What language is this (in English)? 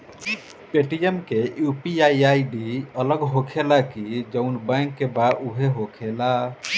Bhojpuri